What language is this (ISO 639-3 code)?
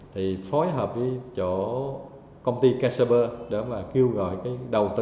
vie